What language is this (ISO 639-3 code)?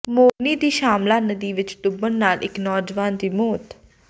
pan